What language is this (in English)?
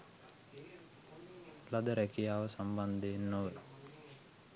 Sinhala